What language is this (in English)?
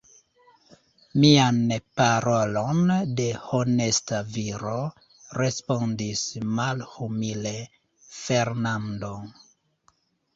Esperanto